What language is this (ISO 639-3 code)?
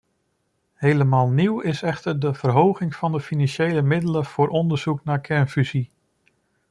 nld